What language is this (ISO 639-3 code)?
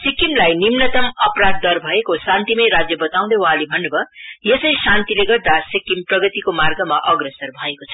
nep